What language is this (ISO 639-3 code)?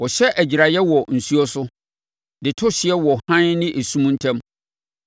aka